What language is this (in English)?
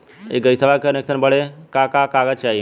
Bhojpuri